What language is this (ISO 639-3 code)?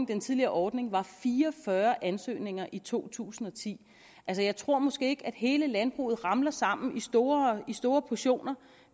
dan